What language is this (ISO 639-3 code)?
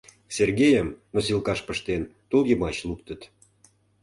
chm